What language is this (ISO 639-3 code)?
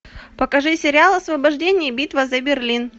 rus